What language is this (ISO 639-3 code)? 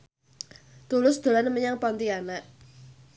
jav